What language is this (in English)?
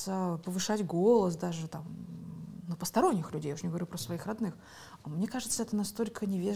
Russian